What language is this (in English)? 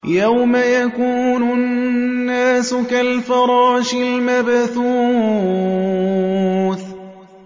Arabic